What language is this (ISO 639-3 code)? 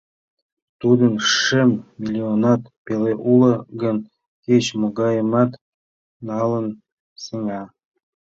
chm